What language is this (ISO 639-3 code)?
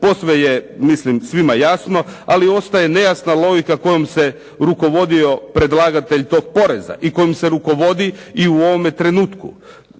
hrv